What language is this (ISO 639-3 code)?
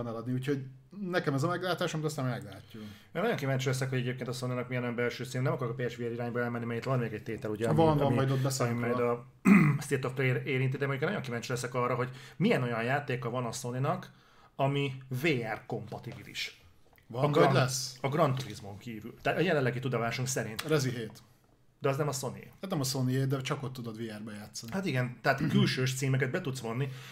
hun